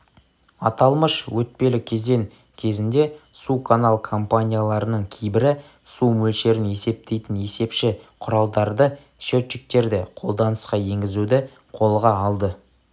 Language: Kazakh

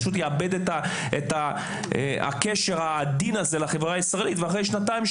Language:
Hebrew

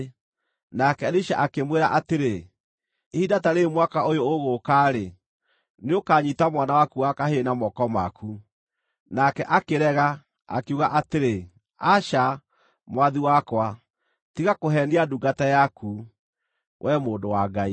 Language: Kikuyu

